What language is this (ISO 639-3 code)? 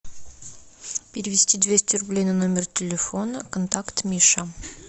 rus